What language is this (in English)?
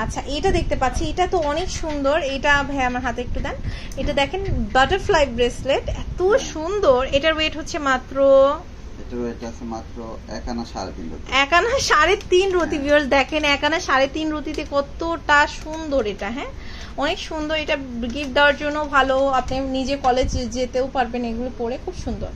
Romanian